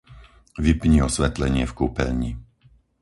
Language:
Slovak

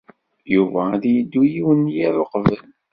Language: Kabyle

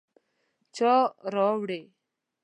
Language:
Pashto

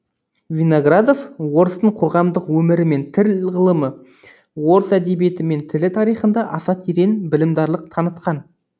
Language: Kazakh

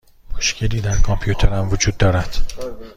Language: Persian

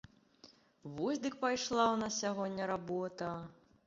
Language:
Belarusian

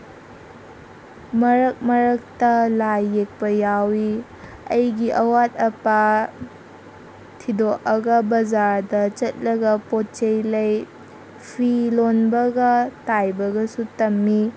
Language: Manipuri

